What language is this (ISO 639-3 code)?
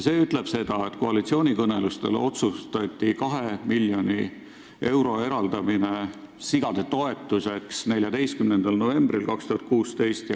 est